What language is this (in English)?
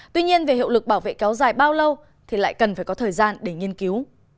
Vietnamese